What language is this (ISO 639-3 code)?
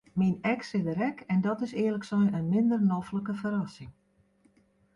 fry